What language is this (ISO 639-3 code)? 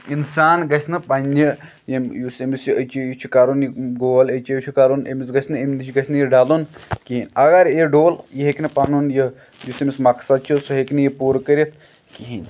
kas